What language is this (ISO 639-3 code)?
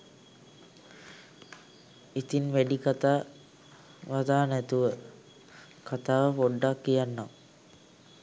sin